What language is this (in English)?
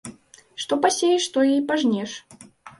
Belarusian